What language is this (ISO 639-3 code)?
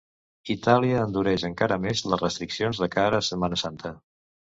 cat